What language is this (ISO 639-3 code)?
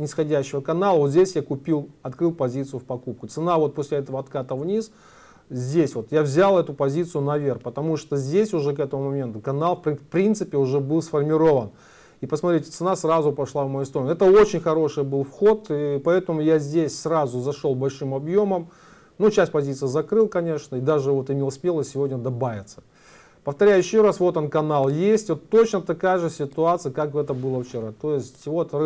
rus